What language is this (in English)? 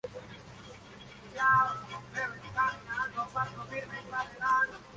Spanish